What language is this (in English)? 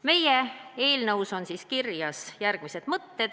Estonian